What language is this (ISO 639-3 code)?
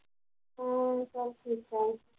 pan